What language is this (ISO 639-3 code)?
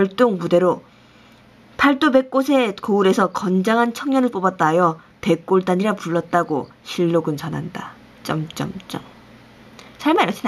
kor